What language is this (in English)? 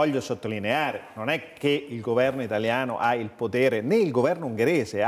Italian